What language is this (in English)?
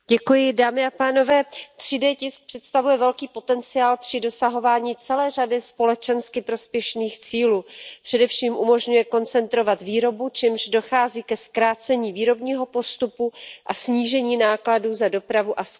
Czech